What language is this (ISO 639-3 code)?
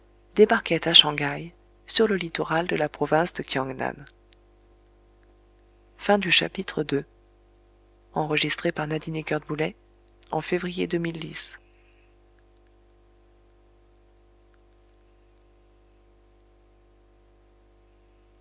fra